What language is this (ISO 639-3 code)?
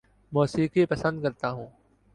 urd